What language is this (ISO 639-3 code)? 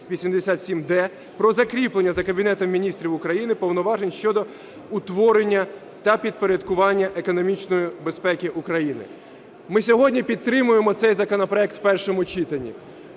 ukr